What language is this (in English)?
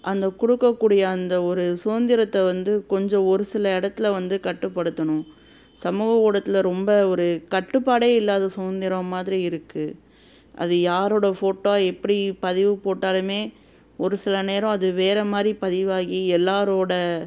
Tamil